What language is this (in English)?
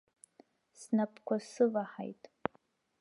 Abkhazian